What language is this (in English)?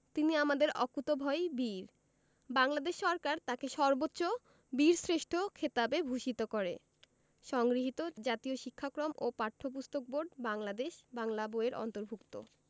Bangla